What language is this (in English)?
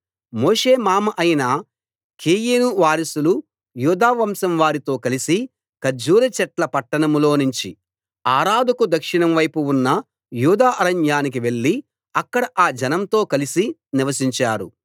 Telugu